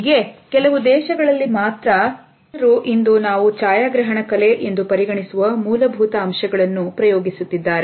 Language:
Kannada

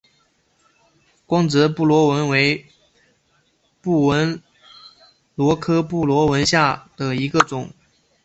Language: Chinese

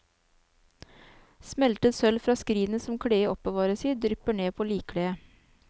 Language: Norwegian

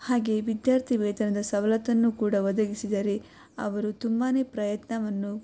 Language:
Kannada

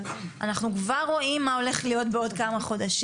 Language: Hebrew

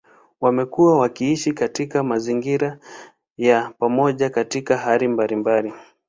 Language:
Swahili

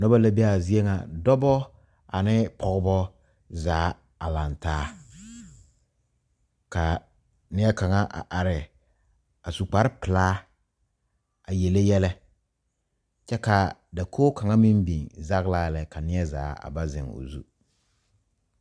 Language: Southern Dagaare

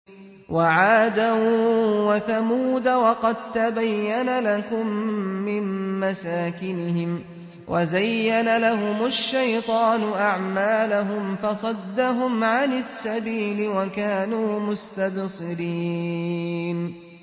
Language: Arabic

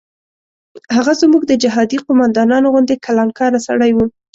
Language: Pashto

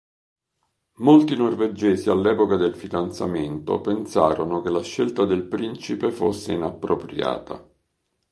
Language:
Italian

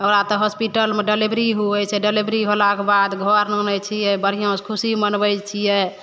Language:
Maithili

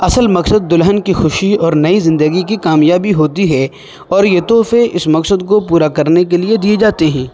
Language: Urdu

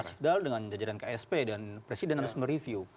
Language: Indonesian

